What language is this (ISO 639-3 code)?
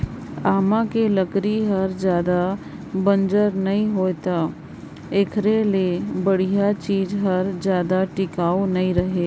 hne